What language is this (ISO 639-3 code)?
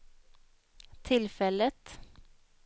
swe